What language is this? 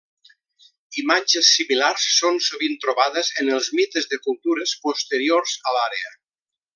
Catalan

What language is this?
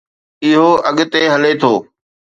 Sindhi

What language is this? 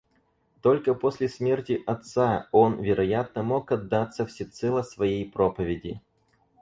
Russian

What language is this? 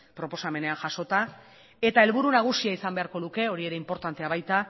Basque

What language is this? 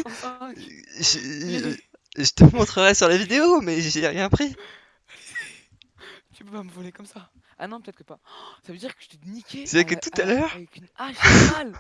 French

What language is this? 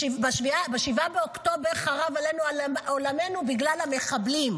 Hebrew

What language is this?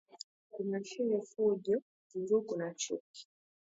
Swahili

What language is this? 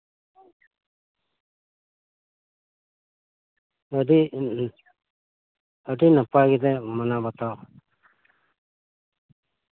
Santali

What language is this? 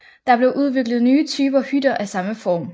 Danish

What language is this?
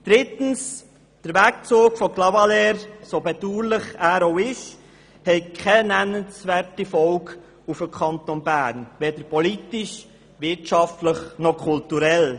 Swiss German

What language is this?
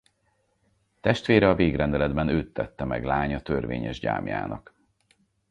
Hungarian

